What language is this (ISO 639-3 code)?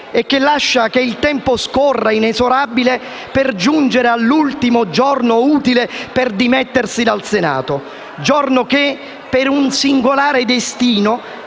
ita